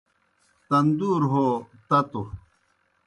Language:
Kohistani Shina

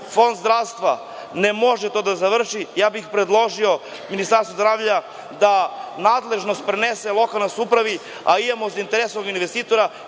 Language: Serbian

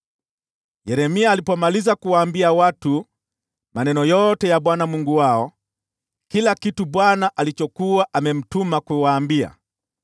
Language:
Swahili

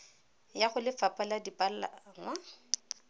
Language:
Tswana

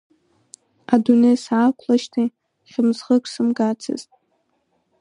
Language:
Abkhazian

